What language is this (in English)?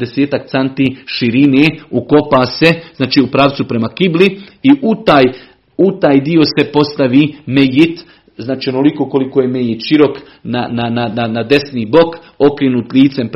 Croatian